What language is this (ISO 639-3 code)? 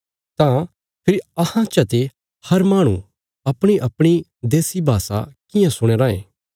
kfs